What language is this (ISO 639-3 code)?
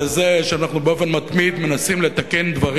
heb